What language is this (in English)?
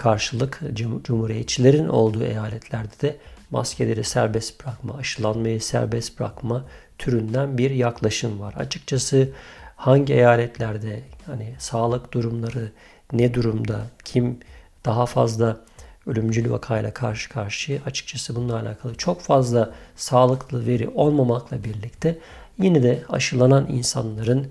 Turkish